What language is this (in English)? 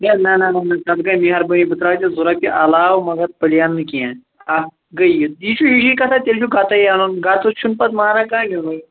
Kashmiri